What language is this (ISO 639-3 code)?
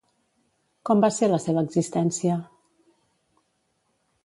cat